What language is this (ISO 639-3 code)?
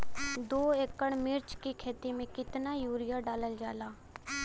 bho